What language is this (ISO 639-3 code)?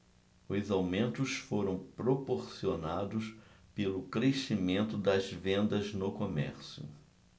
por